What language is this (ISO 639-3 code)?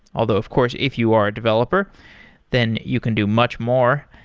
eng